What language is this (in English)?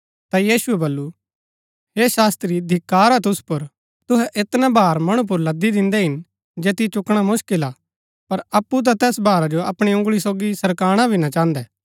Gaddi